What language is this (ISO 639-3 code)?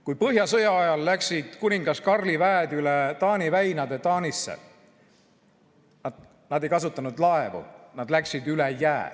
est